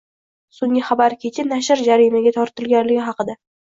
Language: Uzbek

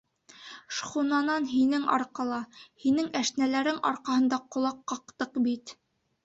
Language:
Bashkir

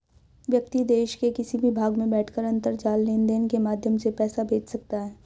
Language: Hindi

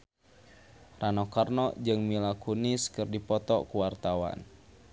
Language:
Sundanese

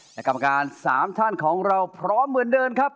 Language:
Thai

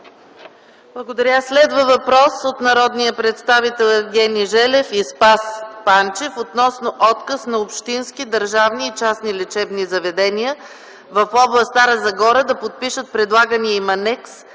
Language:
Bulgarian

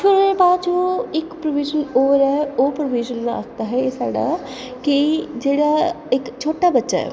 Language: Dogri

